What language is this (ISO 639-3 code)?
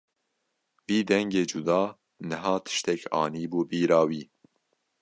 kur